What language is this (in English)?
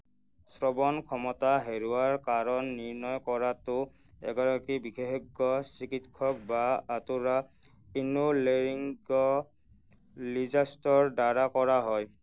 Assamese